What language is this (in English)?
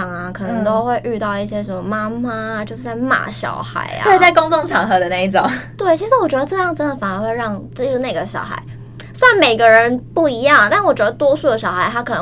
Chinese